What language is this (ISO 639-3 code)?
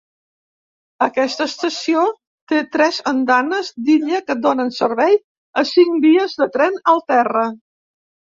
cat